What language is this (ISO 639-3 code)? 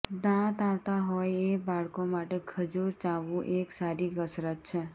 guj